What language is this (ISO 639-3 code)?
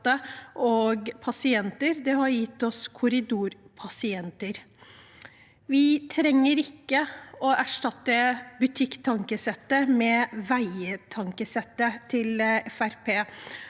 nor